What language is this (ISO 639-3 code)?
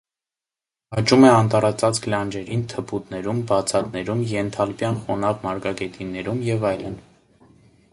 hye